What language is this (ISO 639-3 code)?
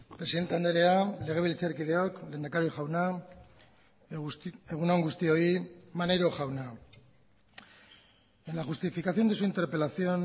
eus